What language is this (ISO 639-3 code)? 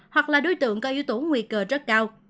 vie